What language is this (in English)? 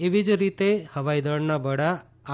Gujarati